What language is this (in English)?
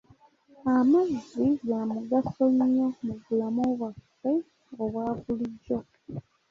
Ganda